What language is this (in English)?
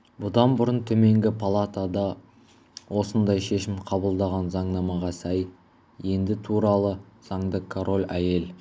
Kazakh